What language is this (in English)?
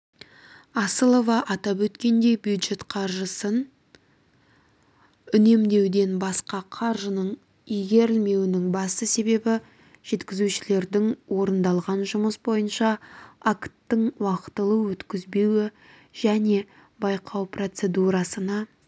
Kazakh